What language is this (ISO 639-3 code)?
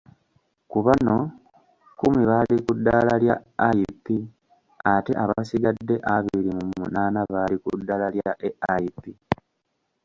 lug